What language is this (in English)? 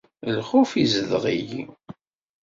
Kabyle